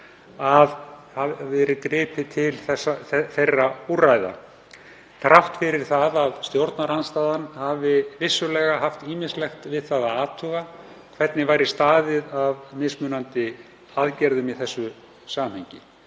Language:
Icelandic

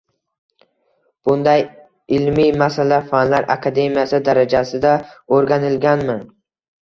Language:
Uzbek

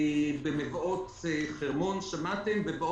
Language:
Hebrew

